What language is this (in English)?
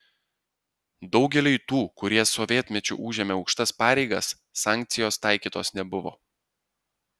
Lithuanian